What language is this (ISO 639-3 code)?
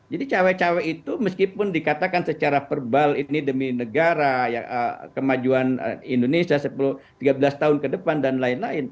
ind